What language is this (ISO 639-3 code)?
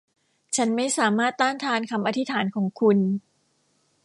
tha